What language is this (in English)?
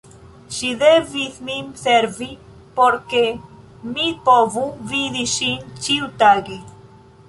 Esperanto